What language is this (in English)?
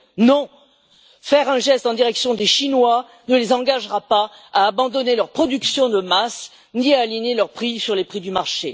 French